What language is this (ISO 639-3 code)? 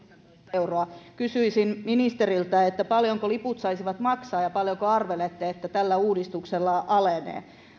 fin